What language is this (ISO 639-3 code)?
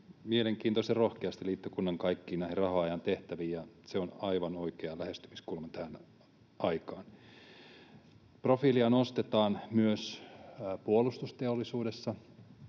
fin